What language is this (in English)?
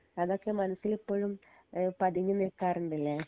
Malayalam